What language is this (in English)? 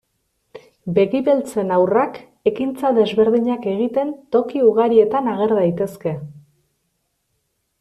Basque